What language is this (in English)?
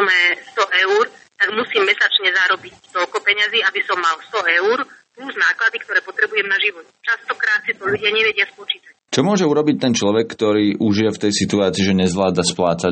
Slovak